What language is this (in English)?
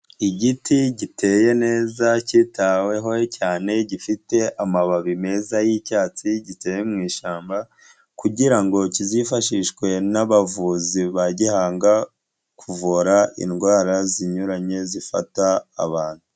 Kinyarwanda